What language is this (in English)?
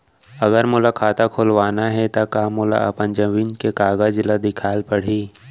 Chhattisgarhi